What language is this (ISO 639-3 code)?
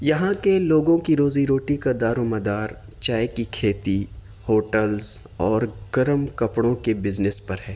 urd